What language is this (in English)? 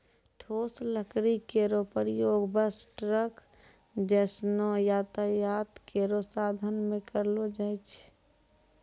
Maithili